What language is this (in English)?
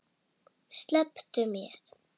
Icelandic